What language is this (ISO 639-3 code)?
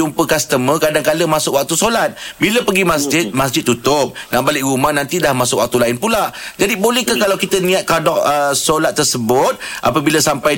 msa